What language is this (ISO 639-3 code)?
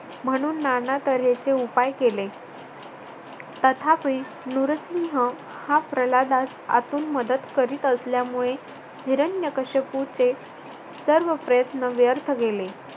mar